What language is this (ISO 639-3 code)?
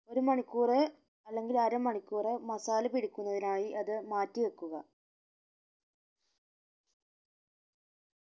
mal